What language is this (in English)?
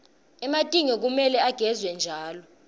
Swati